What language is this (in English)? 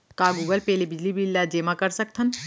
Chhattisgarhi